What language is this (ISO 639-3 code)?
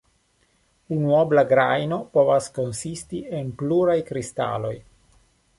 epo